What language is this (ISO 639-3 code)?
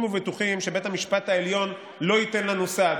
heb